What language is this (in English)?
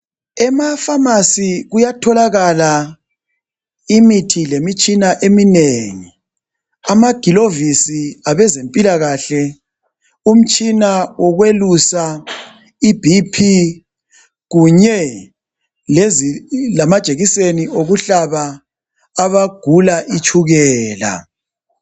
North Ndebele